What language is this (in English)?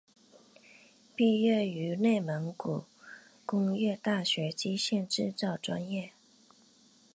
Chinese